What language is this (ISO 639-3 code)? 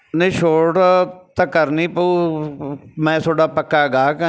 pan